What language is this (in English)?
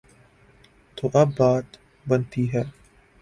Urdu